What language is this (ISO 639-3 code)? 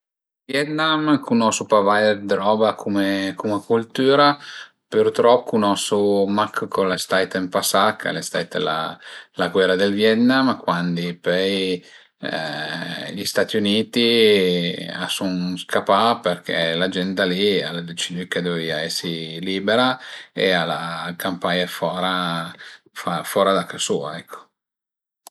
pms